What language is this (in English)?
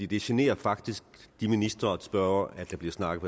Danish